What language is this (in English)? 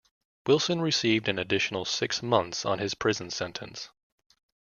English